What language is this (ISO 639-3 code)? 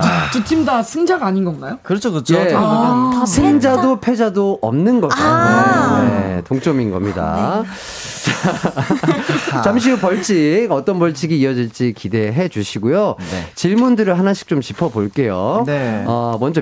kor